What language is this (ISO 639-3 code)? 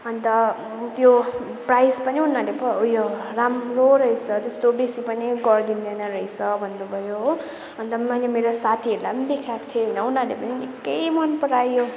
nep